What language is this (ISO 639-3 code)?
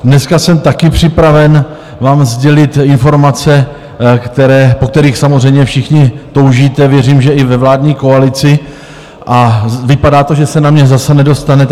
ces